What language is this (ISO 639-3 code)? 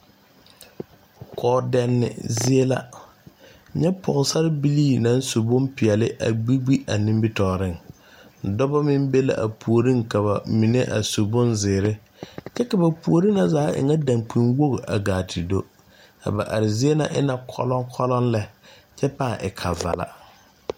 dga